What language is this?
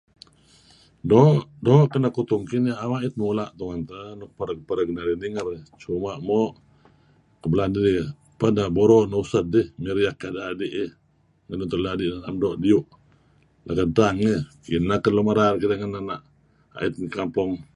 Kelabit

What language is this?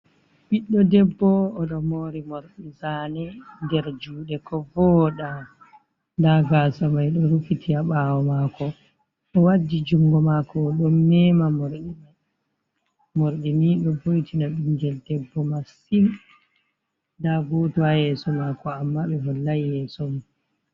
Fula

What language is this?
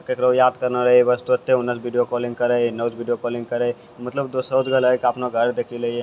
Maithili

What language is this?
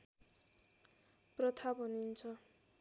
Nepali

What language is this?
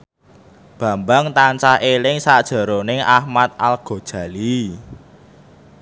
Javanese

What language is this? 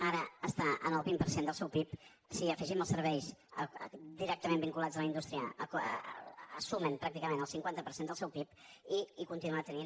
Catalan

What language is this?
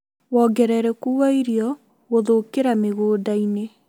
Kikuyu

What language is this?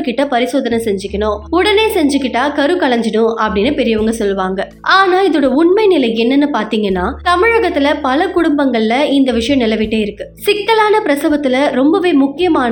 Tamil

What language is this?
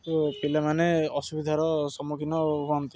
Odia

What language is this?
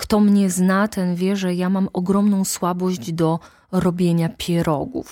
Polish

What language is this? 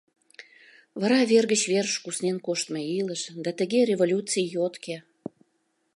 Mari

